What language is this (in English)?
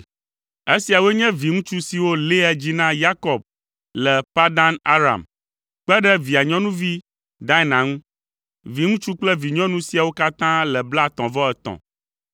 Ewe